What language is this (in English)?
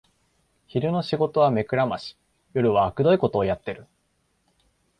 Japanese